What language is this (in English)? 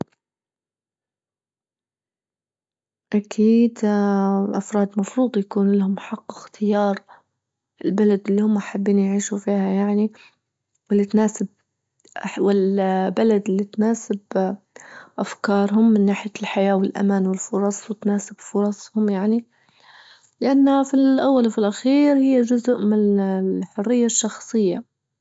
Libyan Arabic